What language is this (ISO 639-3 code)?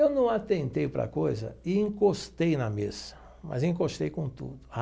por